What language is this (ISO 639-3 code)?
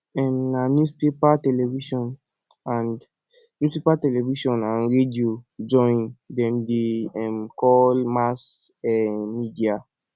pcm